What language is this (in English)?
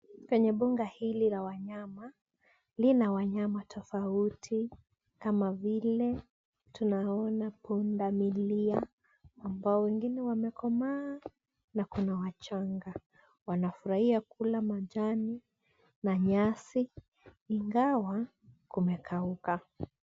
Swahili